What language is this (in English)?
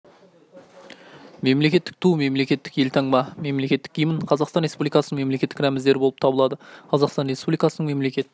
Kazakh